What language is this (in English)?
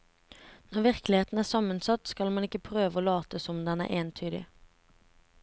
Norwegian